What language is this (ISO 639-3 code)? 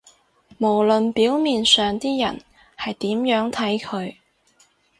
yue